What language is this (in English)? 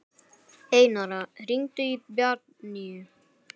Icelandic